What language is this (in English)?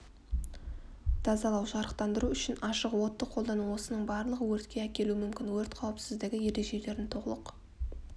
Kazakh